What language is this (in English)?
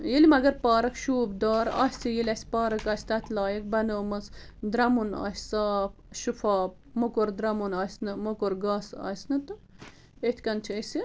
Kashmiri